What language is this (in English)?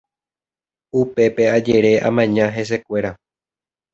Guarani